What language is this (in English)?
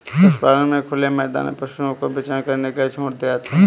Hindi